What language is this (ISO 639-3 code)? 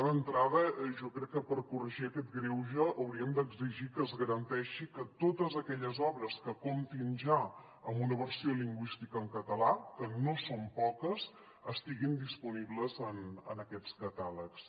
cat